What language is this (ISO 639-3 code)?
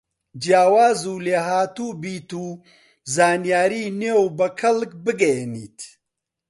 ckb